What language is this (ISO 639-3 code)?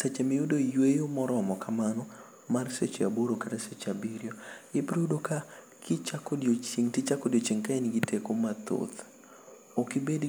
luo